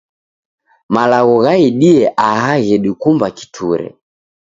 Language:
Taita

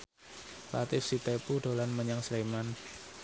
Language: Javanese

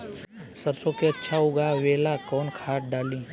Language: Bhojpuri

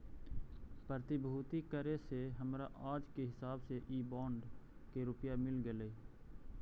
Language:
Magahi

